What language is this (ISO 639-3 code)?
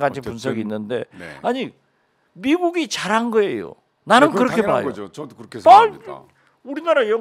kor